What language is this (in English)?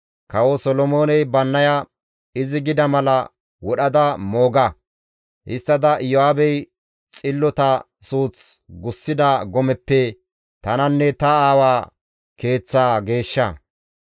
Gamo